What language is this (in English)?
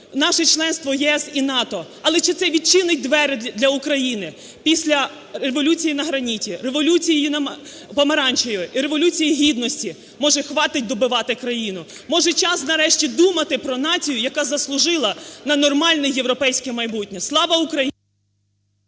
Ukrainian